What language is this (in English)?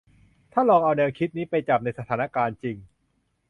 Thai